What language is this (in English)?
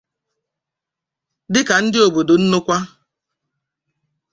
Igbo